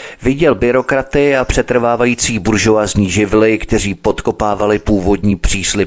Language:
Czech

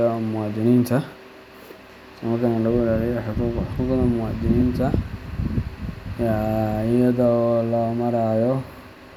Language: Somali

